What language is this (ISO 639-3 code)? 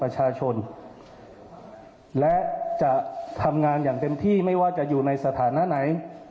tha